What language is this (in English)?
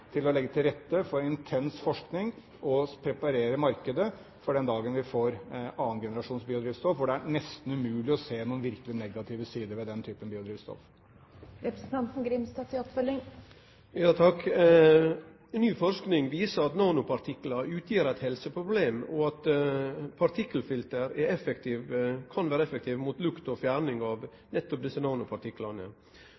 Norwegian